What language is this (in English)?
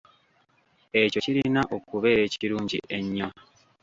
Ganda